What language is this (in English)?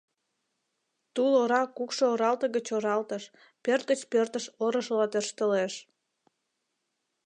Mari